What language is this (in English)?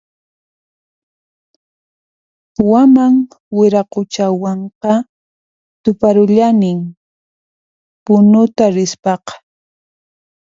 Puno Quechua